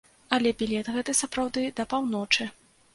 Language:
Belarusian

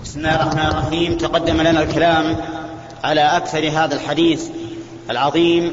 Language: Arabic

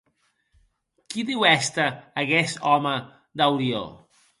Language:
Occitan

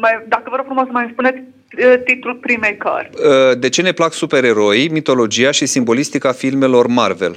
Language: Romanian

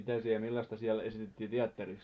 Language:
Finnish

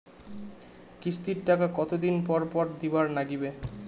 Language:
Bangla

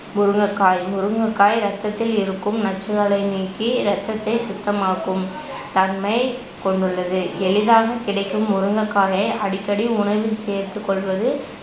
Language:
Tamil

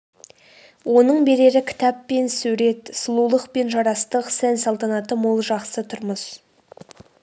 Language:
Kazakh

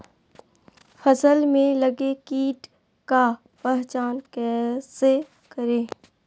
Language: Magahi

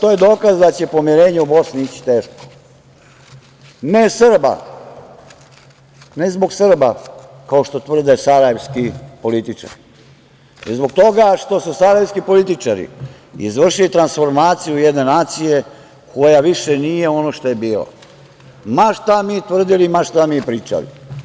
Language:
Serbian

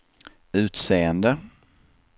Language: Swedish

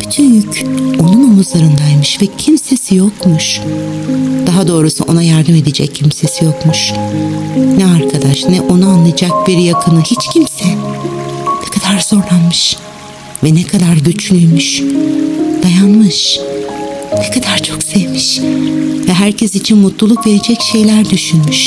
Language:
Turkish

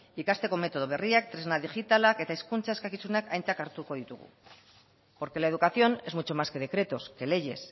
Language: Basque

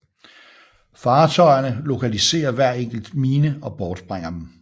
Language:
Danish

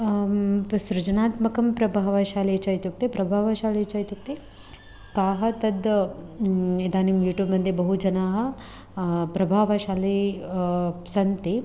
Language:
Sanskrit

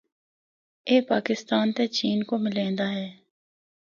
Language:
Northern Hindko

